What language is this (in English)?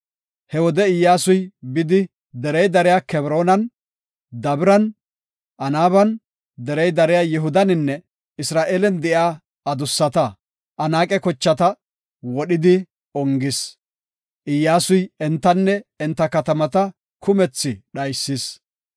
Gofa